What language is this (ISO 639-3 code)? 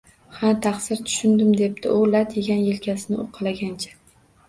uzb